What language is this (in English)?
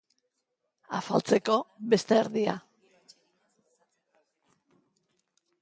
Basque